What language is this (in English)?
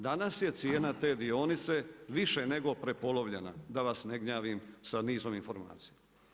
Croatian